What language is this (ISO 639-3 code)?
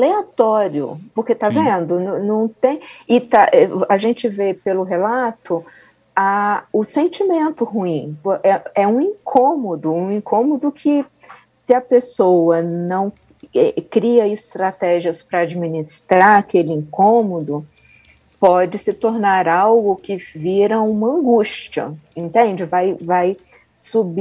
por